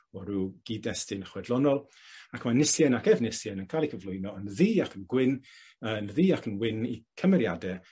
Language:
Welsh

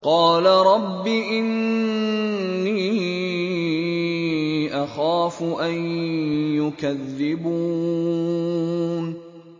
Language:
Arabic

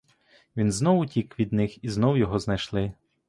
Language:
Ukrainian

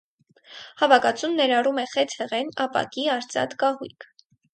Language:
Armenian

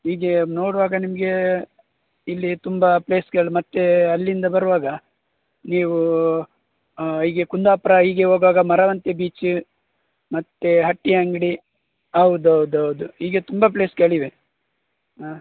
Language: Kannada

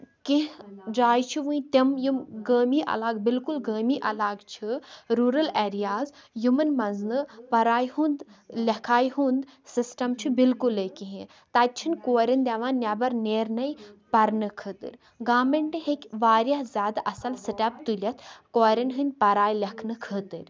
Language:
Kashmiri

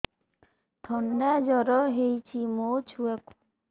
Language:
Odia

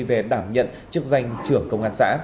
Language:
Vietnamese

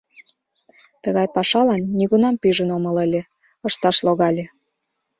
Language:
Mari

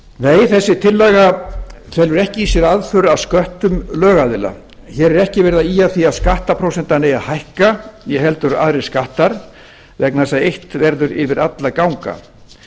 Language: Icelandic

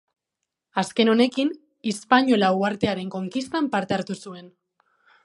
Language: Basque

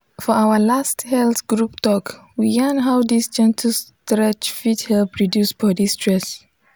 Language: Nigerian Pidgin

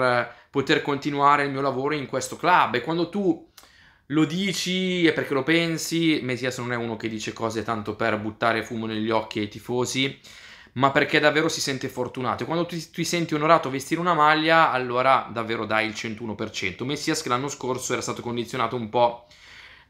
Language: Italian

